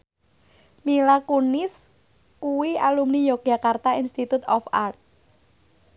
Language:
Javanese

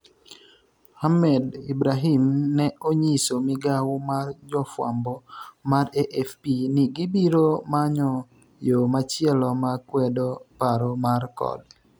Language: Luo (Kenya and Tanzania)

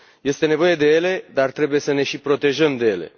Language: Romanian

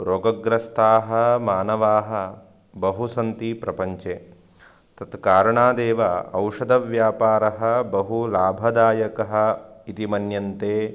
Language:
Sanskrit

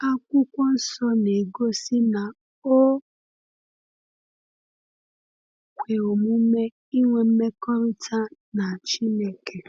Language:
Igbo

